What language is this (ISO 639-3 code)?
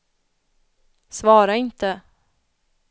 swe